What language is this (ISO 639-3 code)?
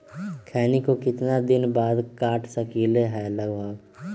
mag